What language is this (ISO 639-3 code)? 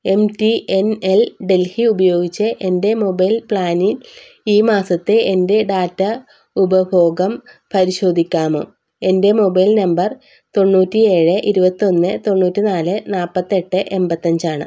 mal